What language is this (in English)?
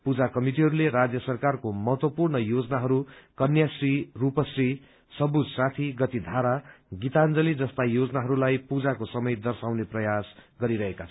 Nepali